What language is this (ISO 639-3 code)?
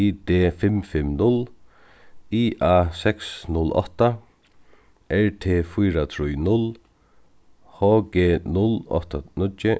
fao